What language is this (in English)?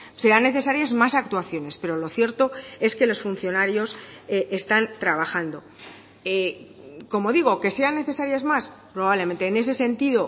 Spanish